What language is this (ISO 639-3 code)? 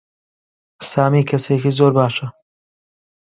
ckb